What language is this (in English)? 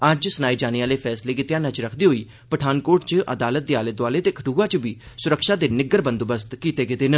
Dogri